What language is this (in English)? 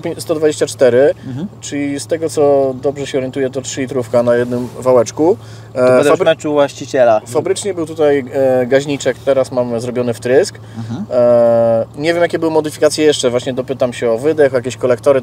Polish